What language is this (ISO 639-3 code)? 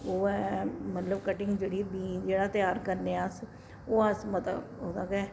doi